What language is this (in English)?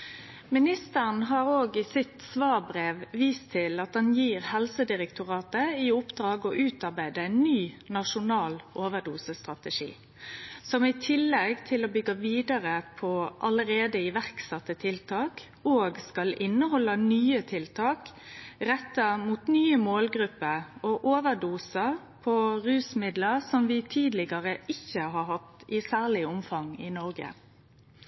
Norwegian Nynorsk